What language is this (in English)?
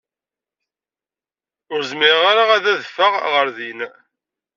Kabyle